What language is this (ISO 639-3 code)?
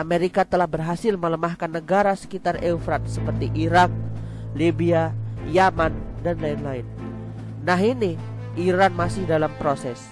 ind